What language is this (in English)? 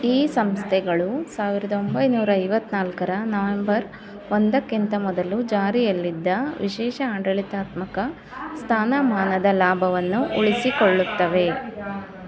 Kannada